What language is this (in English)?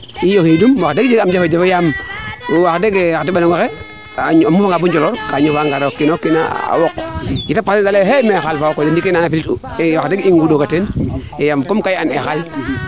Serer